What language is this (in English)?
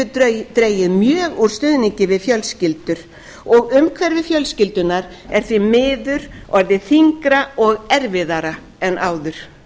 Icelandic